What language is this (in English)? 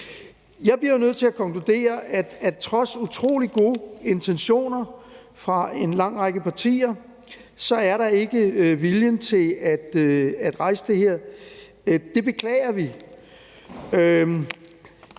Danish